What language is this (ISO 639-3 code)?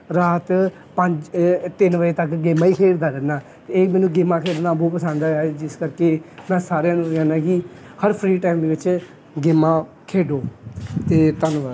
pan